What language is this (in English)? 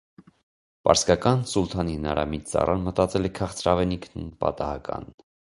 Armenian